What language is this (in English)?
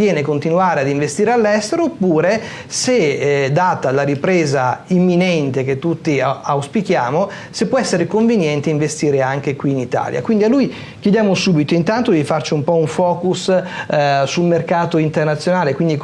Italian